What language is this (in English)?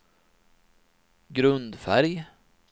Swedish